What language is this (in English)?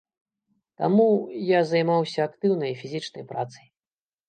Belarusian